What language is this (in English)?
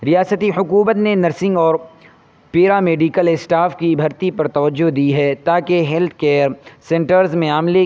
Urdu